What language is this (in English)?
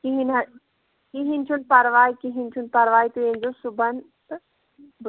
Kashmiri